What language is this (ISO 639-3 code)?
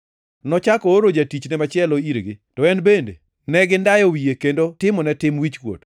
luo